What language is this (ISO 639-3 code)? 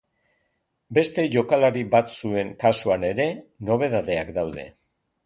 eus